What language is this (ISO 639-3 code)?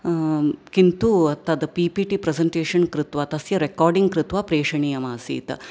san